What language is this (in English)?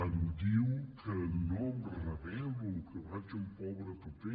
Catalan